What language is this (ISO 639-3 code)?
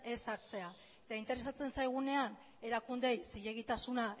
eus